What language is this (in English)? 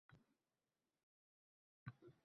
Uzbek